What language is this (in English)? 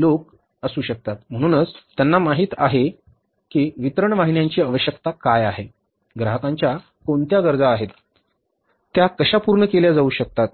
Marathi